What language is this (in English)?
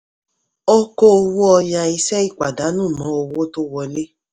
Yoruba